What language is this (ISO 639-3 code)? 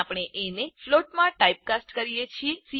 guj